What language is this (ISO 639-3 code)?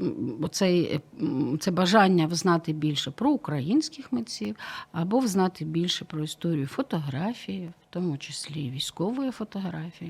ukr